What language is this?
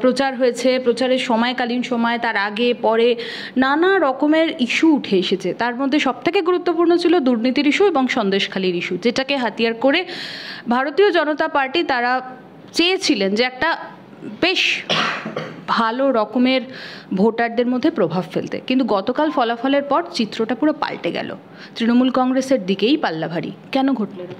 Bangla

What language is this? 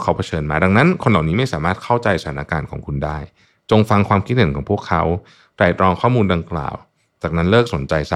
Thai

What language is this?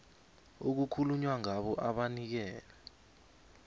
South Ndebele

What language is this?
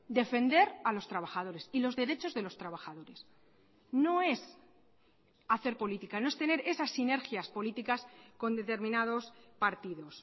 Spanish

